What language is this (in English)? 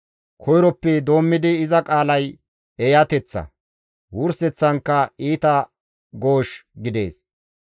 Gamo